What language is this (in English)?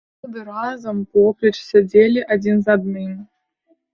Belarusian